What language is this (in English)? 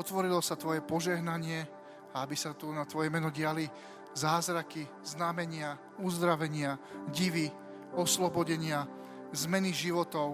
Slovak